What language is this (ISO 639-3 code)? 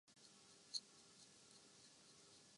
urd